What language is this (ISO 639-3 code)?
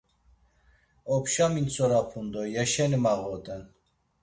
lzz